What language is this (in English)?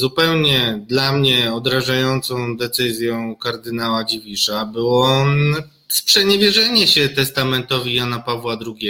Polish